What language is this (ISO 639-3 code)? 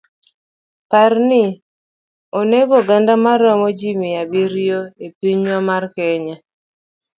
luo